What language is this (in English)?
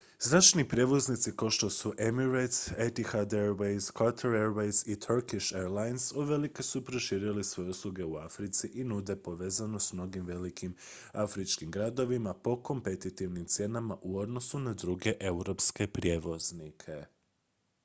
Croatian